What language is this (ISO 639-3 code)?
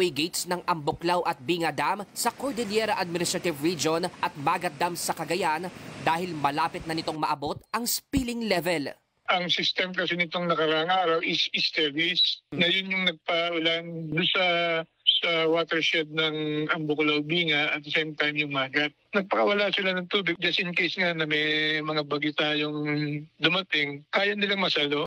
fil